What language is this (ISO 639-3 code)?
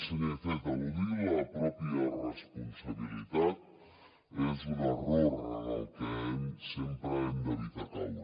cat